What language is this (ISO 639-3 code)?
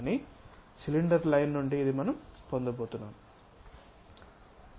tel